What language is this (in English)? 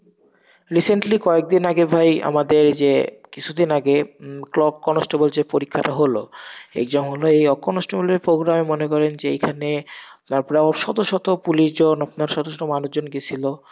Bangla